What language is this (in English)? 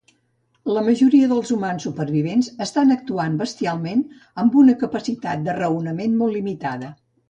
Catalan